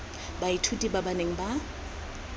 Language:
Tswana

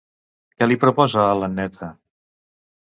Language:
Catalan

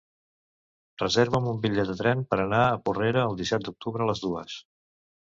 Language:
Catalan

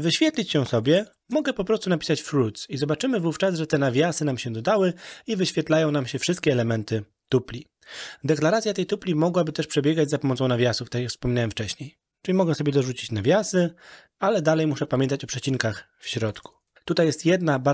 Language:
Polish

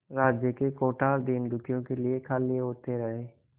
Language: Hindi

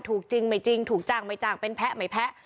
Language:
Thai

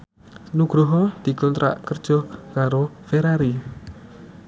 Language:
Javanese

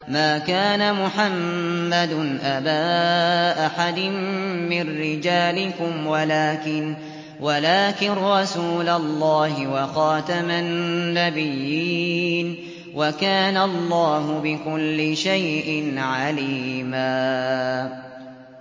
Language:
Arabic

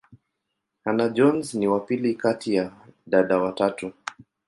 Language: Swahili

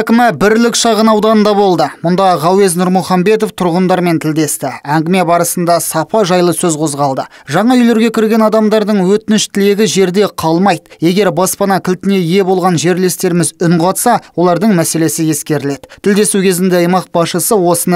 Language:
Turkish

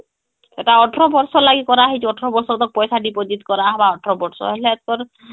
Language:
Odia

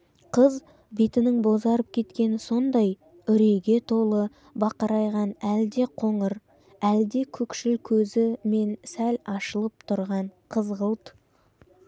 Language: Kazakh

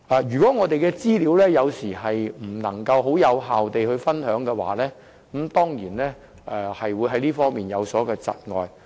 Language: Cantonese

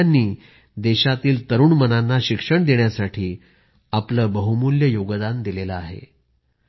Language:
Marathi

